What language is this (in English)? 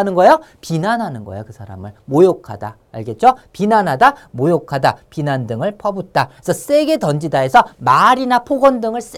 Korean